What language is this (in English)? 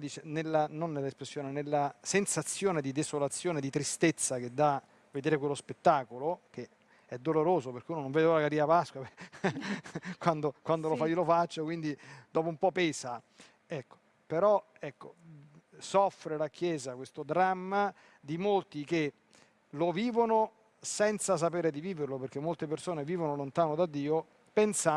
Italian